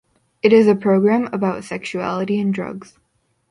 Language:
English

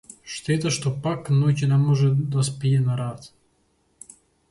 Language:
Macedonian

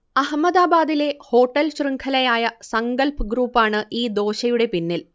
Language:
Malayalam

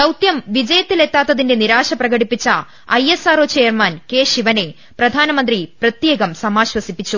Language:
Malayalam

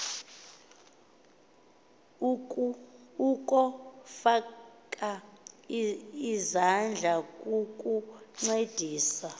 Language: Xhosa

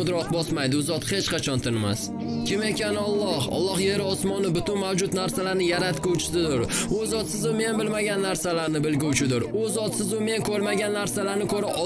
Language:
Turkish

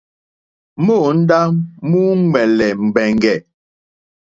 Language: Mokpwe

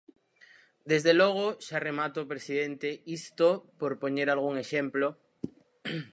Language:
Galician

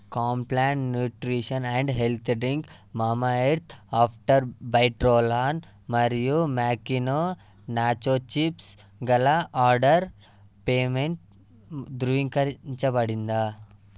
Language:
Telugu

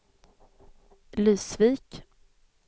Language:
Swedish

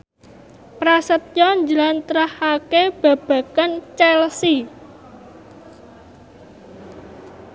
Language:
Javanese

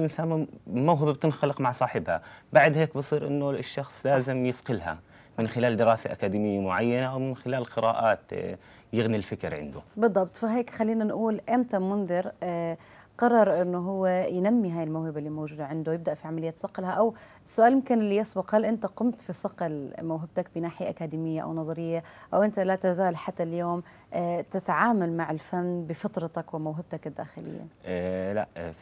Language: Arabic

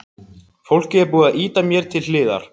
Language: Icelandic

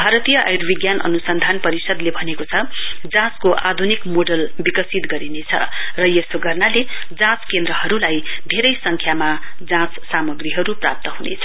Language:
Nepali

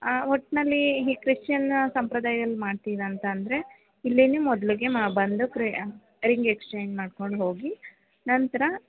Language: Kannada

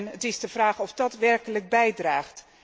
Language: Dutch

